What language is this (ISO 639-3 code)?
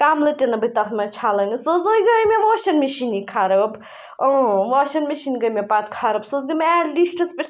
kas